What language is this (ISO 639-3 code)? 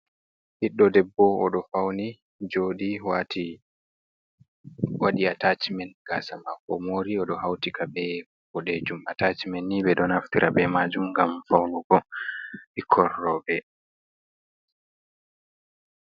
ful